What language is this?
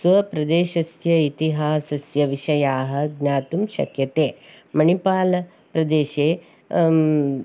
Sanskrit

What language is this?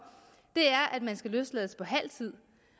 Danish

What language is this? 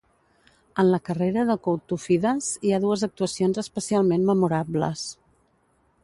Catalan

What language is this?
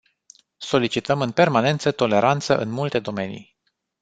Romanian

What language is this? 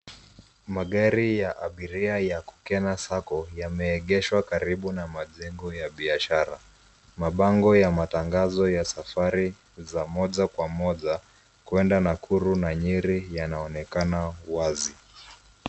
Swahili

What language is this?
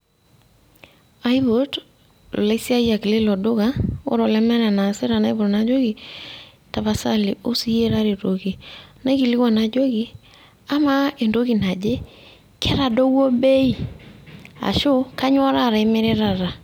Masai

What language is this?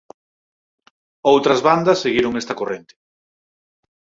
Galician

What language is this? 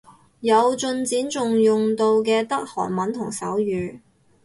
Cantonese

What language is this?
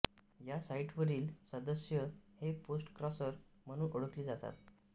Marathi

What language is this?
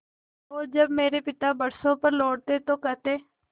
Hindi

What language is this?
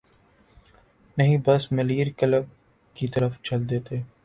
Urdu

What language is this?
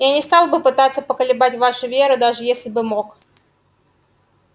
Russian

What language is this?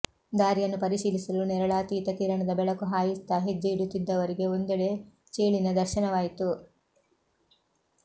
Kannada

